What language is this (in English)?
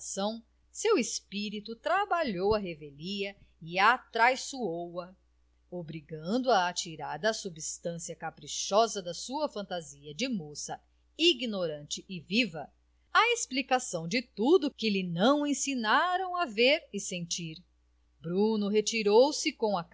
Portuguese